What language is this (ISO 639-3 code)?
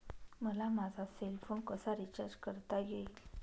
mar